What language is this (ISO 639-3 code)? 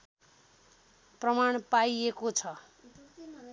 nep